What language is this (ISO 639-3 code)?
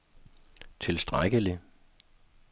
dan